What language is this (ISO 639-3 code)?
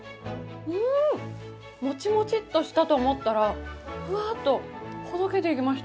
jpn